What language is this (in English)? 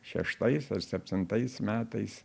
Lithuanian